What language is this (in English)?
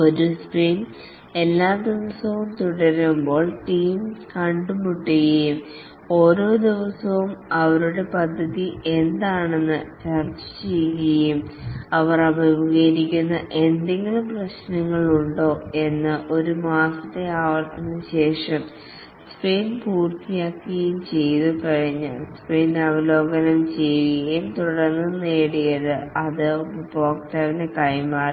Malayalam